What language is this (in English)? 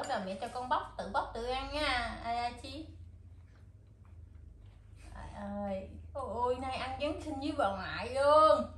Vietnamese